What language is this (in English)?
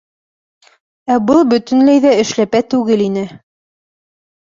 Bashkir